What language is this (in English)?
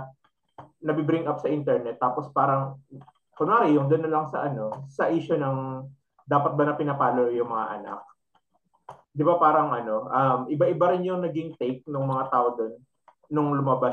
Filipino